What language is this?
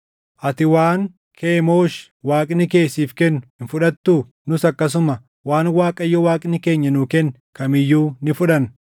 Oromo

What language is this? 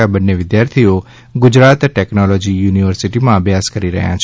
Gujarati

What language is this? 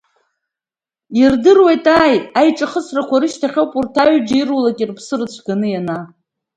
Abkhazian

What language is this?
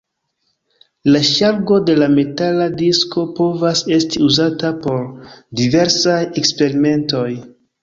Esperanto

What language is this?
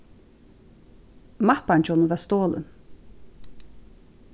Faroese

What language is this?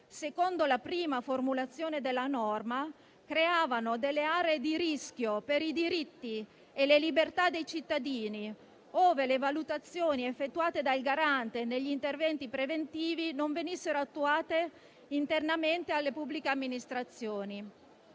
Italian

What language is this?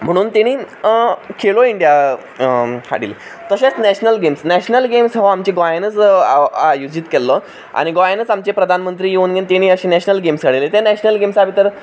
Konkani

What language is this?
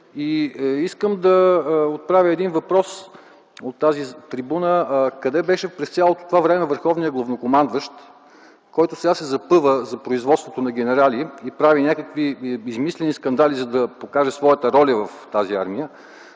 Bulgarian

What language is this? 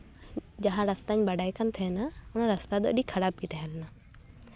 Santali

